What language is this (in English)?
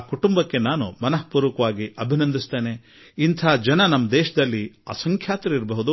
Kannada